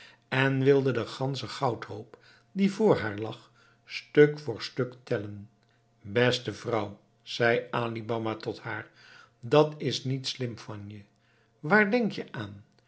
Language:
Dutch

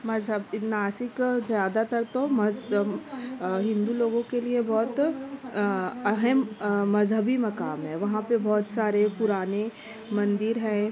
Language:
Urdu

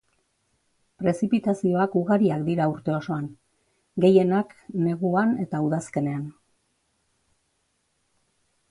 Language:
Basque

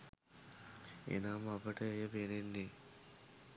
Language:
Sinhala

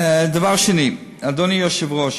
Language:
Hebrew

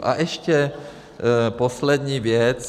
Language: Czech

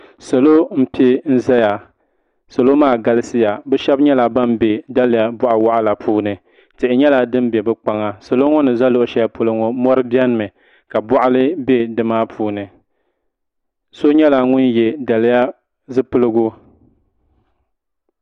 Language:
Dagbani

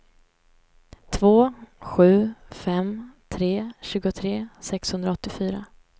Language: Swedish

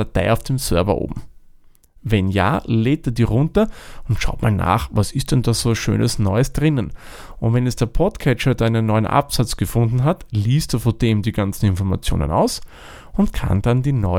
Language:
German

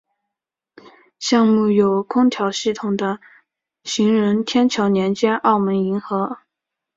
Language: Chinese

